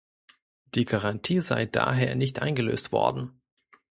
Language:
German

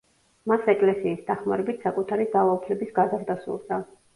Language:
Georgian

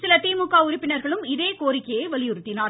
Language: Tamil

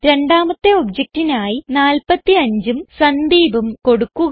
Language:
Malayalam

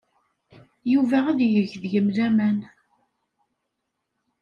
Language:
Kabyle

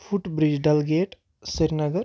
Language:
Kashmiri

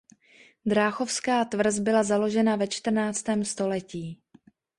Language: Czech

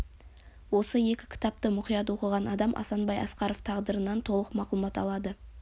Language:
Kazakh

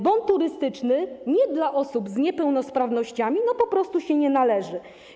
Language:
Polish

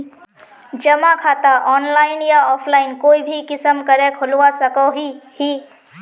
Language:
Magahi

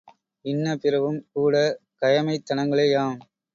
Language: Tamil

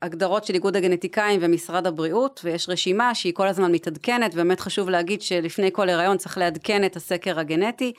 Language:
Hebrew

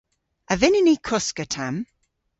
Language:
Cornish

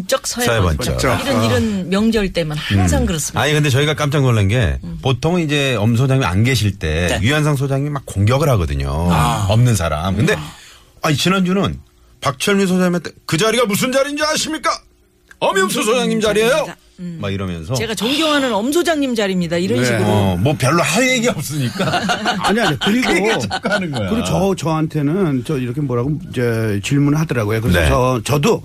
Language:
Korean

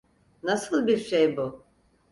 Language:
Turkish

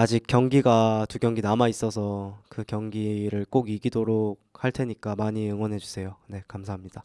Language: Korean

